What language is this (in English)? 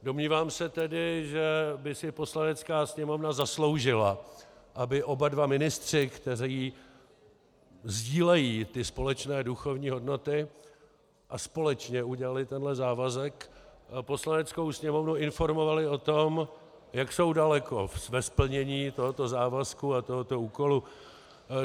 Czech